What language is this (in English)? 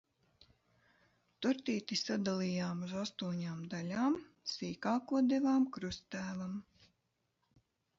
Latvian